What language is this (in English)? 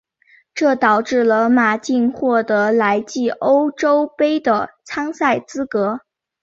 Chinese